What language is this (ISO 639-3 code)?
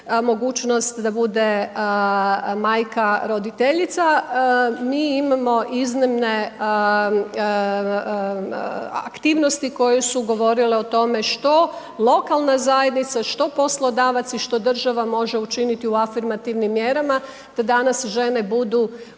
hrv